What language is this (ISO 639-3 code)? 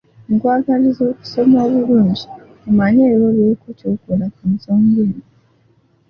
lug